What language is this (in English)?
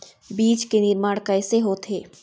Chhattisgarhi